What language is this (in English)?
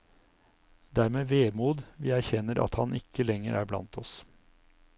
Norwegian